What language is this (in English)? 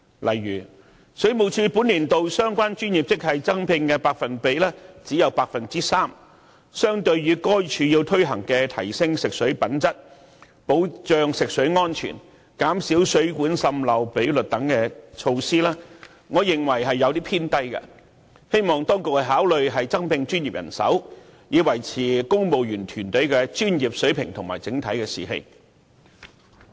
Cantonese